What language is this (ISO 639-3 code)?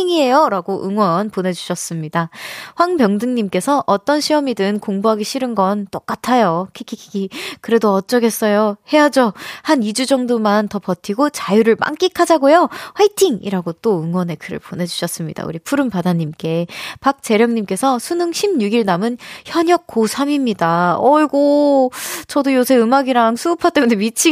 kor